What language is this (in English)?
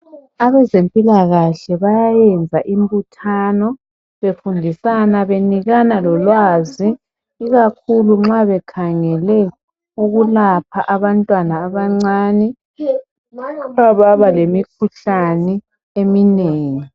North Ndebele